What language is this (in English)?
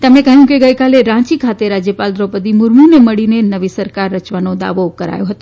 Gujarati